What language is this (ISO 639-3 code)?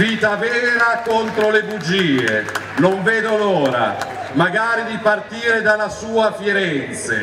ita